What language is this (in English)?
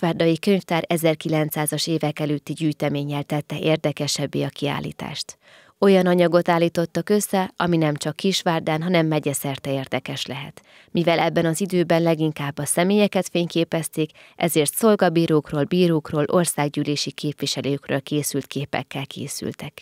Hungarian